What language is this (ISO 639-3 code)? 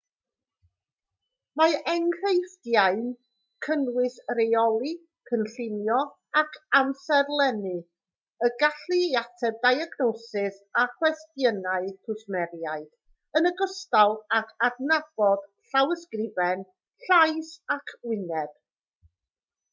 cym